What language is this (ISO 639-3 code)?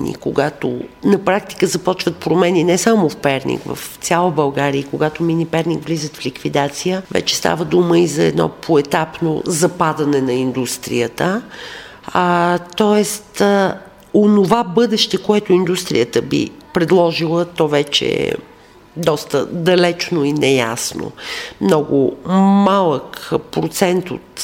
bul